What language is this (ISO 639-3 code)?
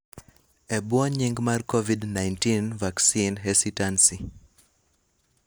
luo